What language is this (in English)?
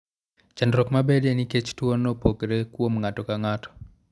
Luo (Kenya and Tanzania)